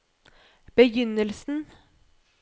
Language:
Norwegian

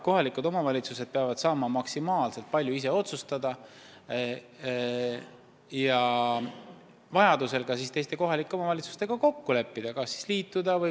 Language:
Estonian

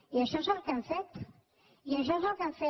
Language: Catalan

